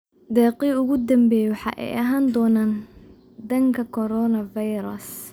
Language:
Somali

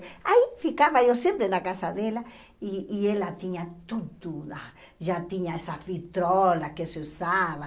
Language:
Portuguese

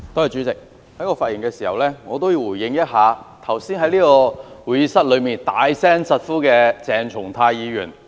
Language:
Cantonese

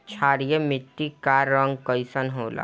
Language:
Bhojpuri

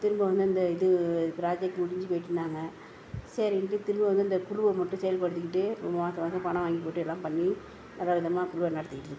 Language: Tamil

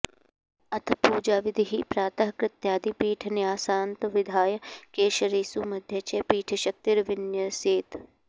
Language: Sanskrit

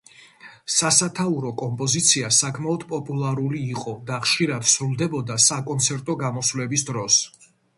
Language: Georgian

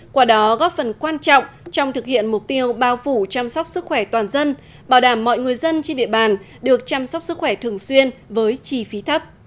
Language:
Vietnamese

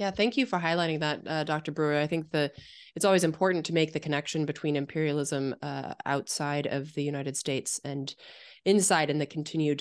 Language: English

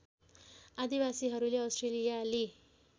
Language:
Nepali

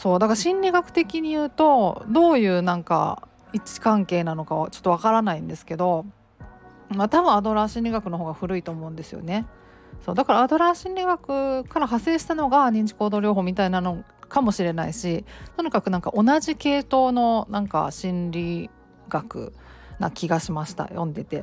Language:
Japanese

